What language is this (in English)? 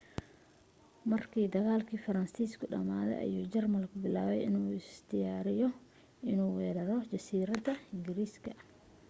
Somali